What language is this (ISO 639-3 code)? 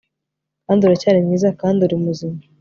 kin